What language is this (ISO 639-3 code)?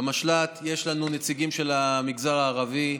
heb